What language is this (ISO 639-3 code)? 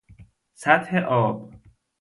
fas